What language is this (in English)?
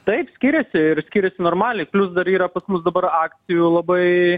Lithuanian